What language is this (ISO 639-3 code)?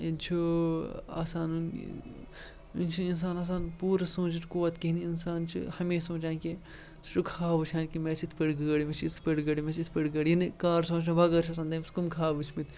kas